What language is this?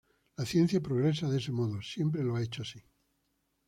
Spanish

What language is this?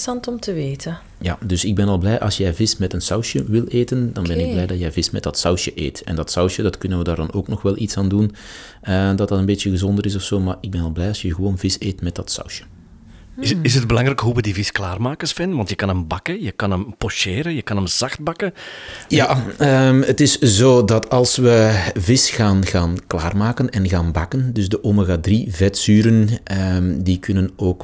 Dutch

